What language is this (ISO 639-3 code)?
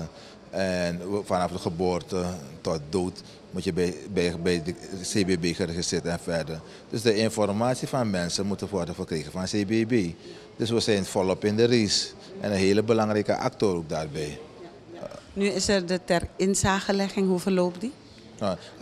nld